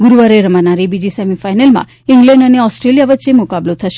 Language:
Gujarati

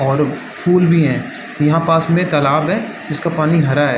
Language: Hindi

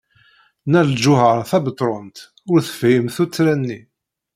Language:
Kabyle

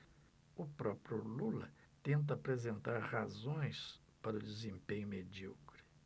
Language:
Portuguese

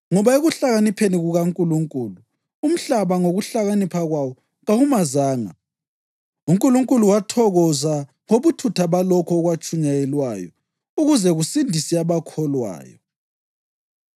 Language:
North Ndebele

